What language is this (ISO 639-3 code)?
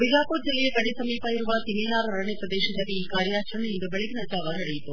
kan